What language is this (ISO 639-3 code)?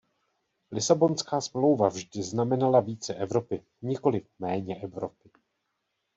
ces